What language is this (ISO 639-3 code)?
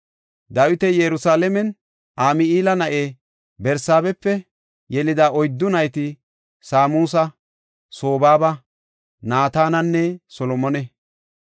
gof